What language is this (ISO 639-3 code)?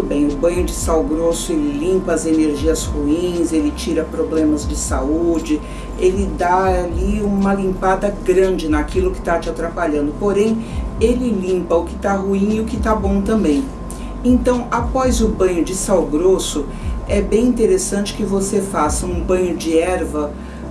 por